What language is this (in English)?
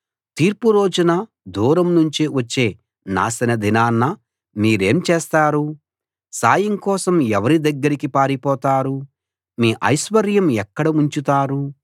Telugu